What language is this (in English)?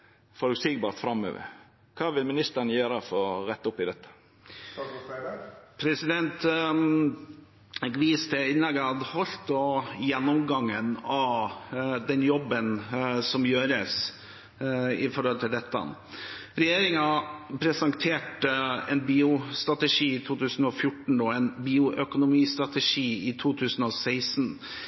Norwegian